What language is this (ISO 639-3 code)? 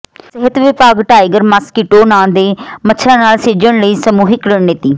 pan